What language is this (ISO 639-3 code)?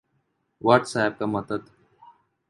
urd